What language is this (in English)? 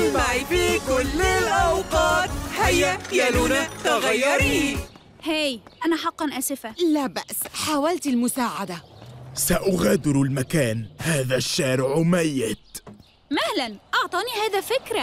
Arabic